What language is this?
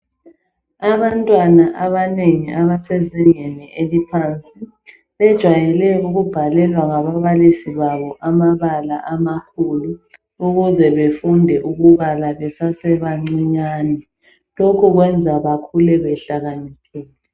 North Ndebele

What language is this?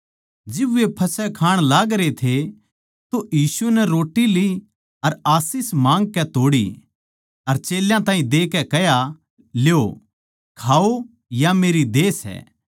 Haryanvi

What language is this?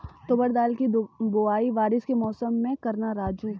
Hindi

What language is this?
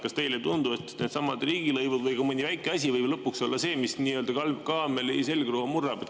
Estonian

